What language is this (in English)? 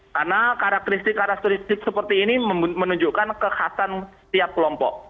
Indonesian